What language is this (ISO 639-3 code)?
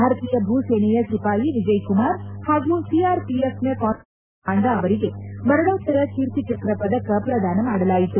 kan